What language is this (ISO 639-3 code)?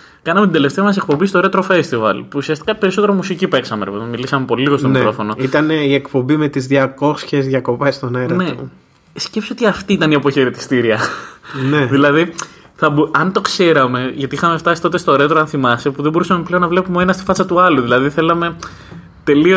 ell